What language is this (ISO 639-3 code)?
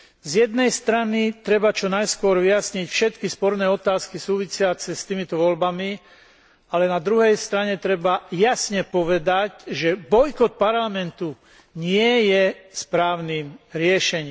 slk